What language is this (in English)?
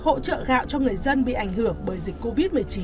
Vietnamese